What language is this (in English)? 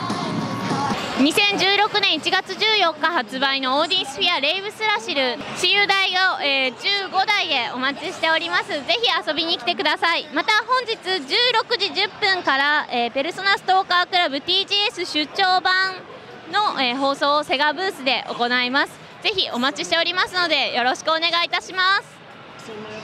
Japanese